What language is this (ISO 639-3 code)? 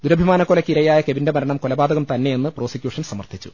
mal